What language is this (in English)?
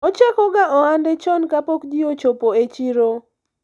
Luo (Kenya and Tanzania)